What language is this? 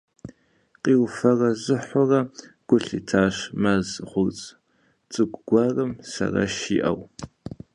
Kabardian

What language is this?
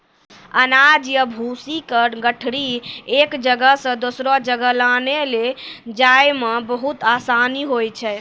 Maithili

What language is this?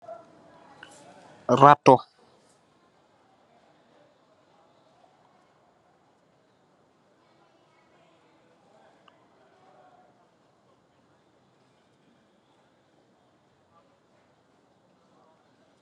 Wolof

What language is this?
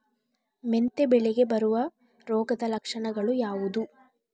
Kannada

